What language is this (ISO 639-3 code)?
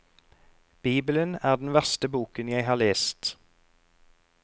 nor